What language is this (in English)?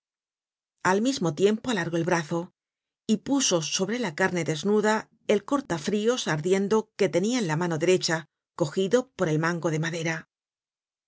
Spanish